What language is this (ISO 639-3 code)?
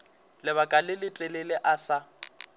nso